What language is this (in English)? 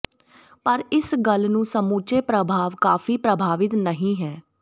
Punjabi